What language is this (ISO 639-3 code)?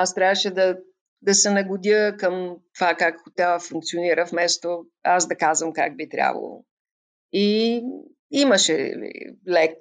bul